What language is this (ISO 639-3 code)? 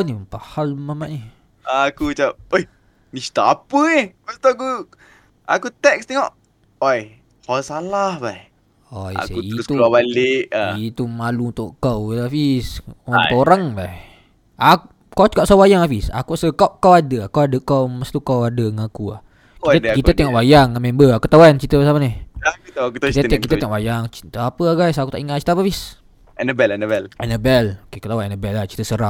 msa